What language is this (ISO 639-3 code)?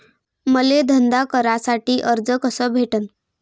mar